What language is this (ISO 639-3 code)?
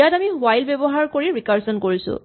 asm